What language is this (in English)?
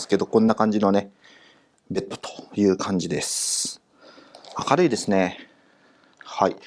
Japanese